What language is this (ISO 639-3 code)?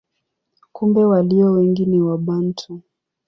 swa